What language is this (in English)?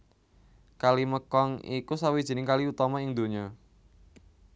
Javanese